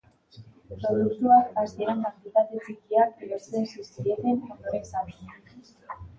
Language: Basque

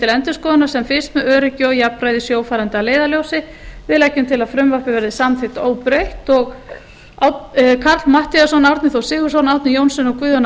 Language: Icelandic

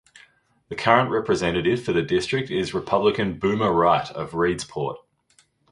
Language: English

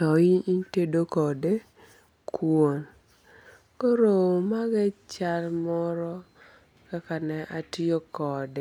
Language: Luo (Kenya and Tanzania)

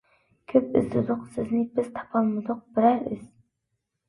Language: Uyghur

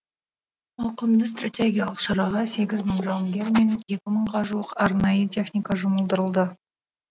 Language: Kazakh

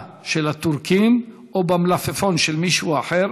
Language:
Hebrew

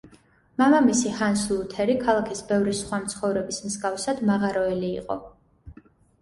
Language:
Georgian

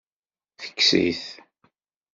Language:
Kabyle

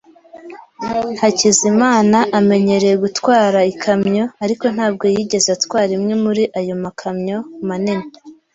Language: Kinyarwanda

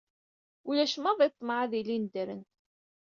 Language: Kabyle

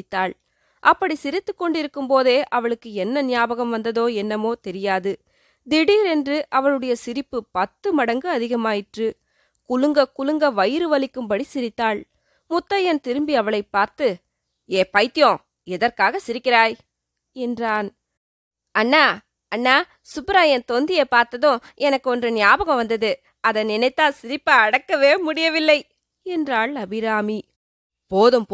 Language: Tamil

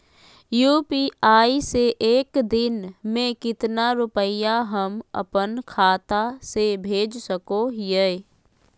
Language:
Magahi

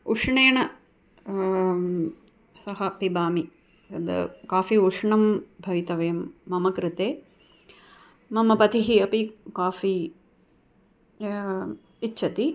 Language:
Sanskrit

